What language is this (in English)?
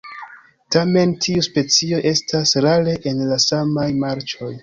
Esperanto